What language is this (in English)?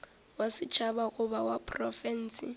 Northern Sotho